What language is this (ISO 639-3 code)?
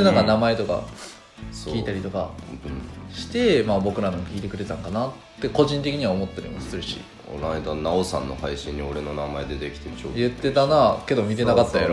jpn